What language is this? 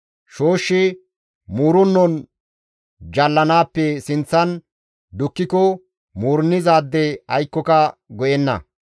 Gamo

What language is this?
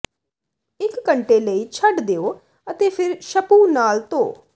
Punjabi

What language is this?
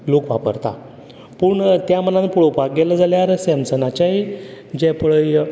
Konkani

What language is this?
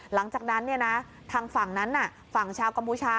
Thai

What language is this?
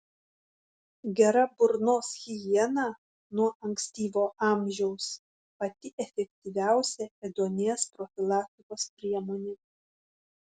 Lithuanian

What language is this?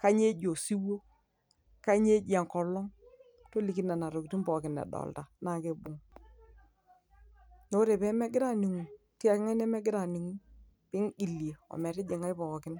Masai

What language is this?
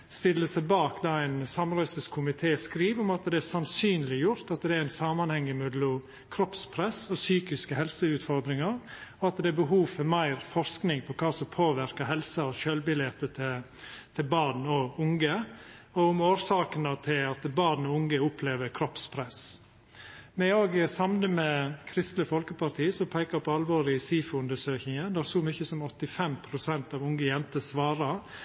Norwegian Nynorsk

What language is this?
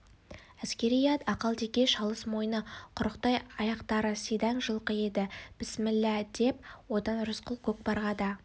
Kazakh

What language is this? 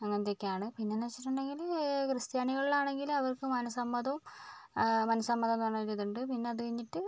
Malayalam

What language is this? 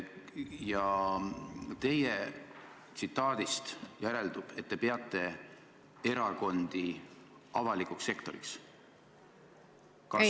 Estonian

